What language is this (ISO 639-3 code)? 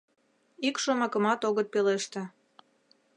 chm